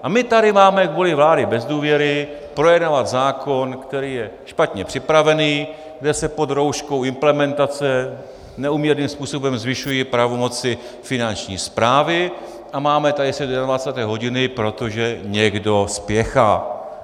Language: Czech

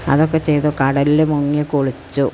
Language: Malayalam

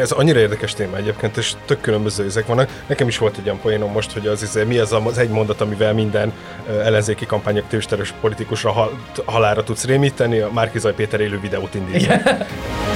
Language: Hungarian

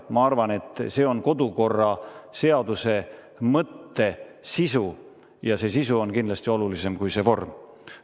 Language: Estonian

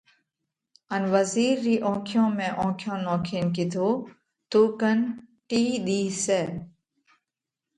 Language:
Parkari Koli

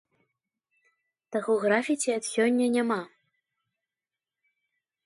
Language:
Belarusian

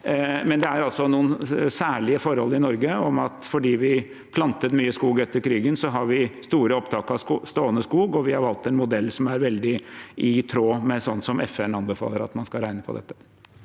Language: Norwegian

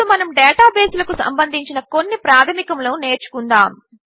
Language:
Telugu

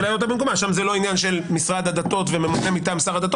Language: Hebrew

